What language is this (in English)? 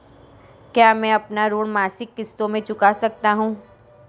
Hindi